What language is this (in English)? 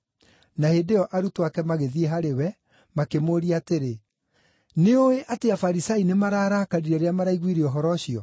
Kikuyu